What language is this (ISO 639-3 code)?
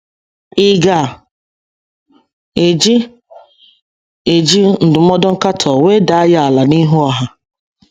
ibo